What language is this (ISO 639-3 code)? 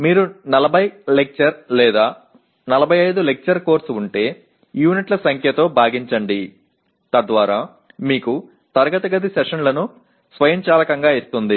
tel